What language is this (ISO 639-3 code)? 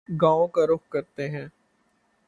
urd